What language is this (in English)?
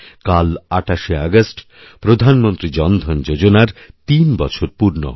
Bangla